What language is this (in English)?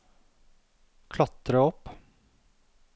Norwegian